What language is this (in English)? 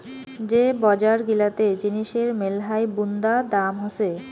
Bangla